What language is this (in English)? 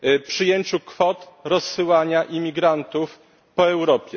Polish